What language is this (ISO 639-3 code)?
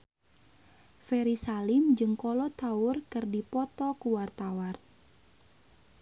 sun